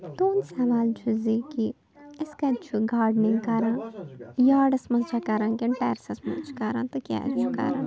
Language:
Kashmiri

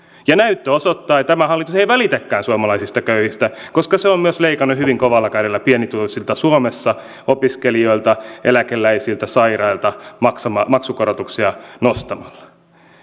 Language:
Finnish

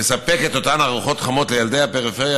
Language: Hebrew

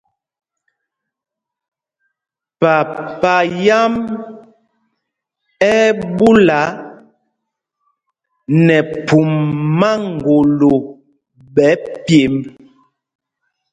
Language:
Mpumpong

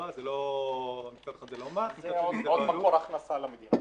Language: Hebrew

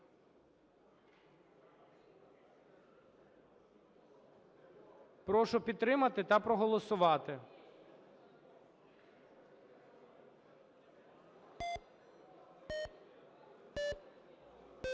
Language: Ukrainian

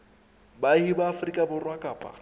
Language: Southern Sotho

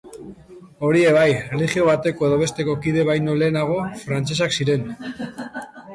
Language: Basque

